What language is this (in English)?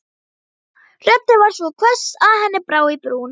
Icelandic